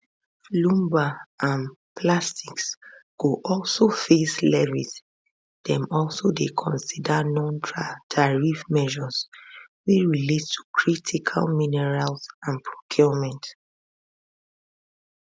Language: Nigerian Pidgin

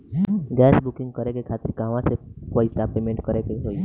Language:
Bhojpuri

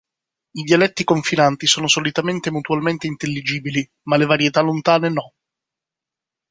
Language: Italian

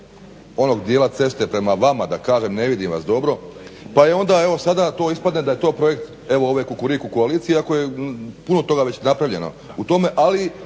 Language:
Croatian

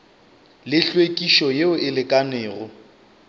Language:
Northern Sotho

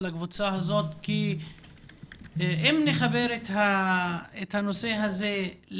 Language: Hebrew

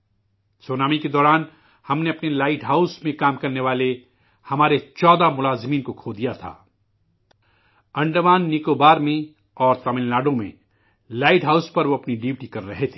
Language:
Urdu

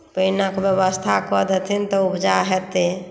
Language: Maithili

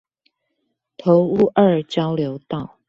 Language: Chinese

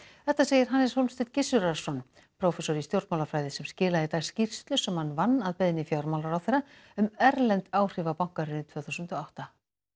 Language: Icelandic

